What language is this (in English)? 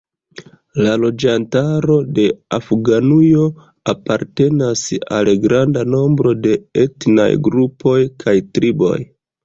Esperanto